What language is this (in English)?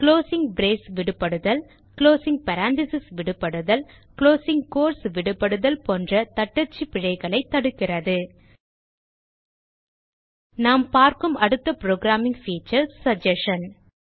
Tamil